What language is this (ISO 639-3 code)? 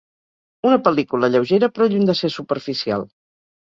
cat